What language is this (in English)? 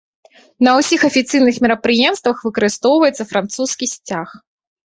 Belarusian